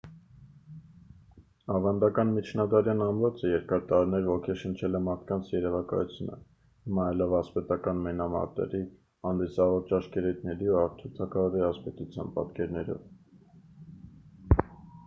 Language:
Armenian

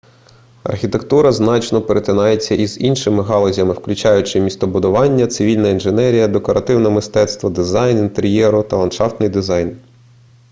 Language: Ukrainian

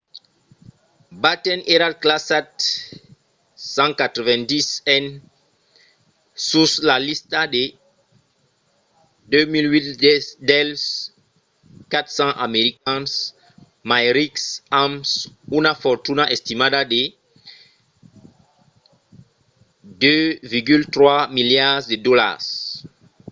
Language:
Occitan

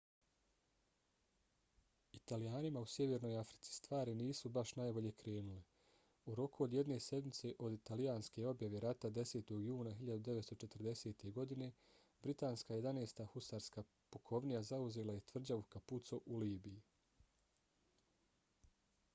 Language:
Bosnian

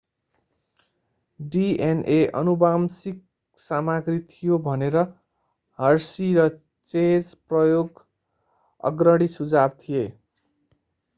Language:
Nepali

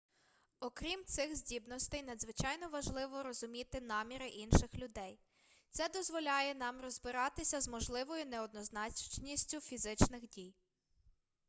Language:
Ukrainian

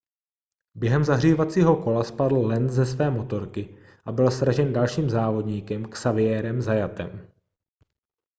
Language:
Czech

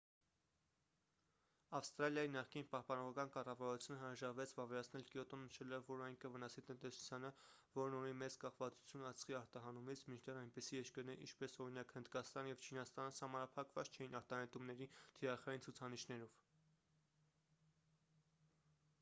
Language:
Armenian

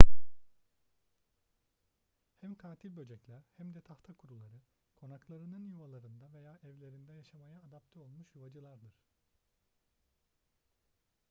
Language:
Turkish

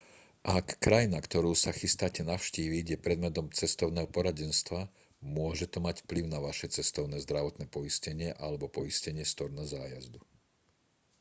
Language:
Slovak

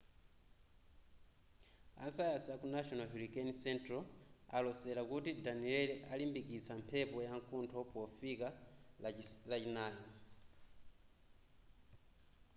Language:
Nyanja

